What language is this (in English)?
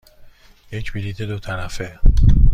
Persian